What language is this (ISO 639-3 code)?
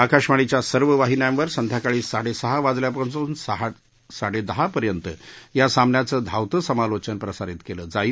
mar